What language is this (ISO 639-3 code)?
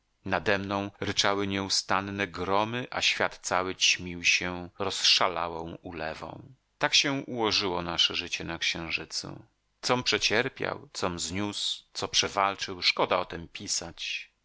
pol